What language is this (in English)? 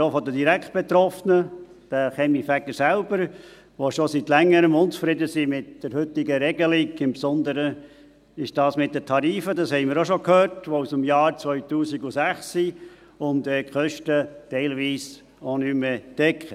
Swiss German